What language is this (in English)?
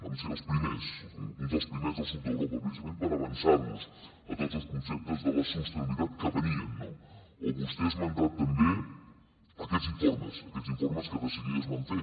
Catalan